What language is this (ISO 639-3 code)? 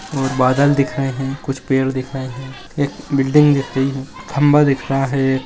mag